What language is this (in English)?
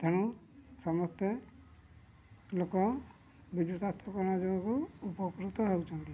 Odia